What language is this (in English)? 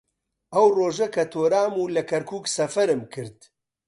Central Kurdish